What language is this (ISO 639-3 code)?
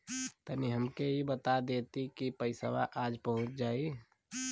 bho